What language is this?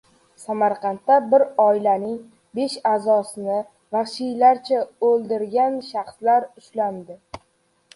Uzbek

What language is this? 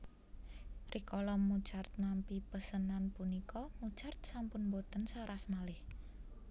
Javanese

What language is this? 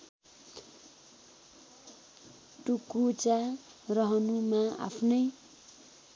Nepali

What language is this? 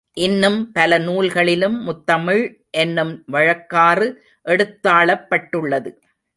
Tamil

